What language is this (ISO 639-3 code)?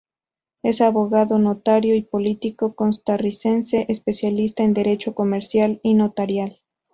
spa